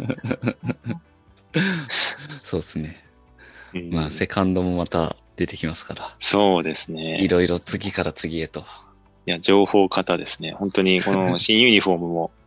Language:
Japanese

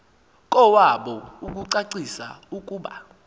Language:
Xhosa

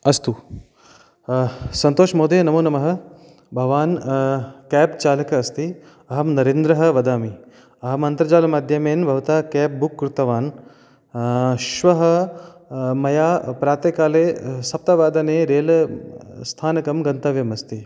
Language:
Sanskrit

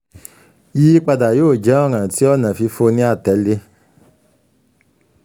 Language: Yoruba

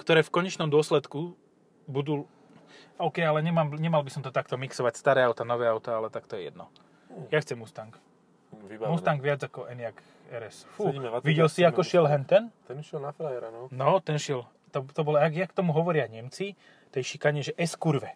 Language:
Slovak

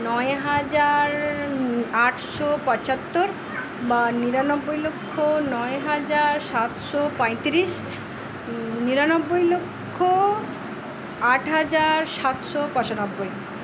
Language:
Bangla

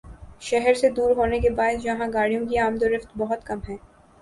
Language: Urdu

